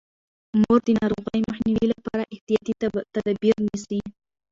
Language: Pashto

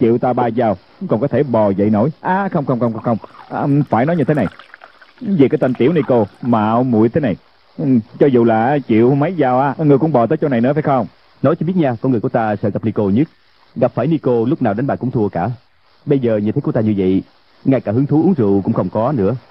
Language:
Vietnamese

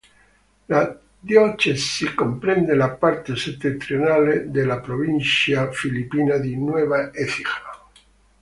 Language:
Italian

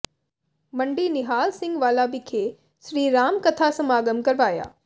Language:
Punjabi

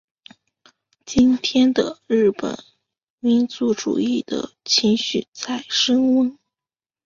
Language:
Chinese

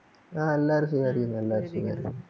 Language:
Malayalam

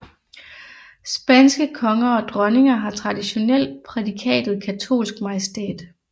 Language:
Danish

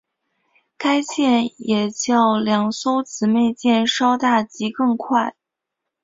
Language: Chinese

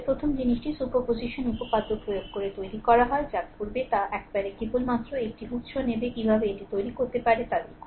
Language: Bangla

